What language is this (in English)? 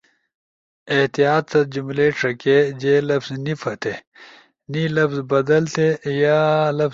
Ushojo